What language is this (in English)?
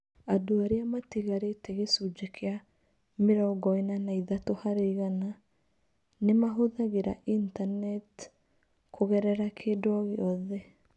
Kikuyu